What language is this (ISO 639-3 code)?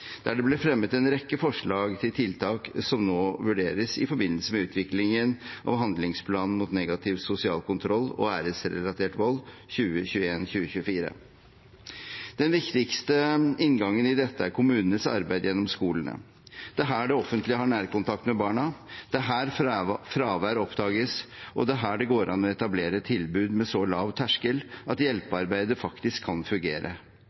nob